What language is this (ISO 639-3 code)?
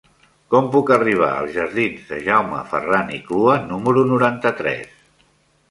cat